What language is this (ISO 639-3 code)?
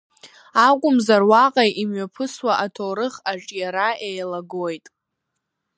abk